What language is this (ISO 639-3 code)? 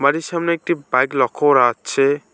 ben